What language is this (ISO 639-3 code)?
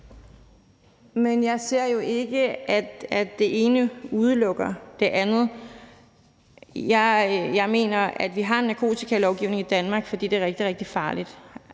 dan